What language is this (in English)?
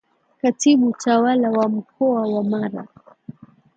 Swahili